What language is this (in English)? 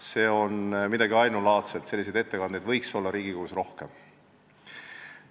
Estonian